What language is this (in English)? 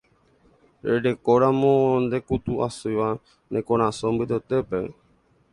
Guarani